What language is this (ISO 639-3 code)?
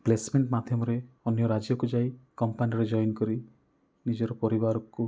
ori